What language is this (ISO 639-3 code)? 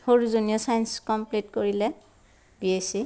asm